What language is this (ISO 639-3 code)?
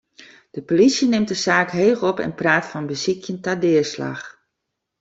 fry